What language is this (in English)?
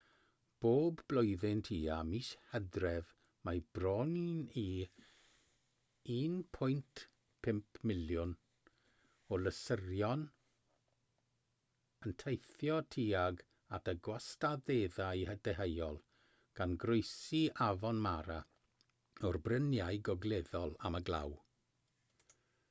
Welsh